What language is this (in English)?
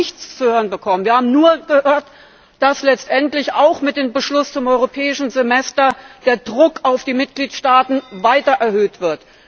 German